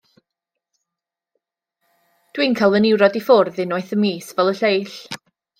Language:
Welsh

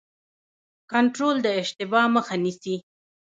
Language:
Pashto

